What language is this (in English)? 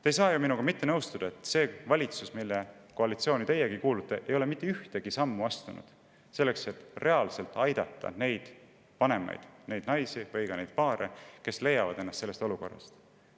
Estonian